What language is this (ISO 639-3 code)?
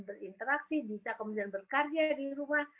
ind